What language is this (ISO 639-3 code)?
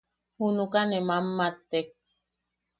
yaq